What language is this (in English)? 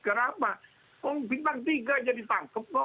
Indonesian